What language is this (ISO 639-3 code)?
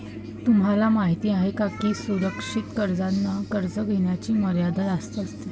mar